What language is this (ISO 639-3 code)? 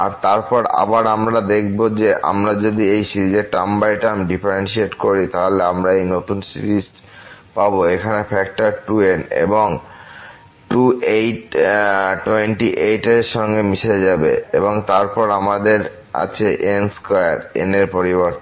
ben